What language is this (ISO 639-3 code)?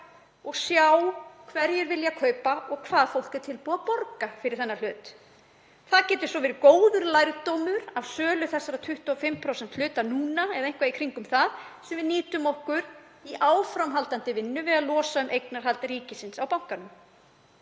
isl